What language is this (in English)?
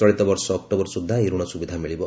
Odia